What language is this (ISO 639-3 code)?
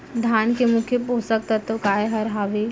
hne